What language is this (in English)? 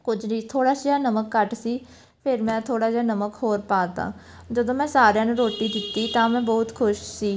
Punjabi